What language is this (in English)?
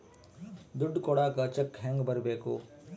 Kannada